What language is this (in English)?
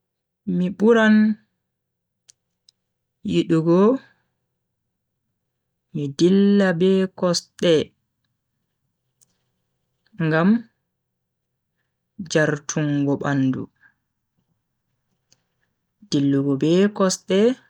Bagirmi Fulfulde